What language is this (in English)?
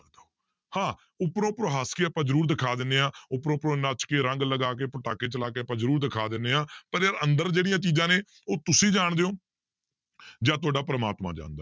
Punjabi